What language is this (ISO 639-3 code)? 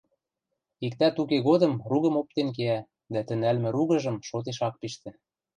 mrj